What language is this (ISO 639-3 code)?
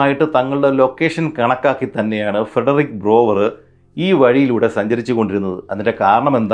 mal